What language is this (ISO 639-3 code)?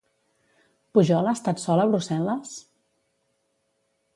cat